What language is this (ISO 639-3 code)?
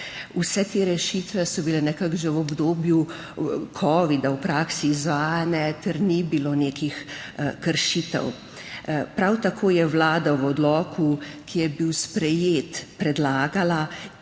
slv